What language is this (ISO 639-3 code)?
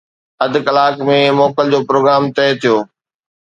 snd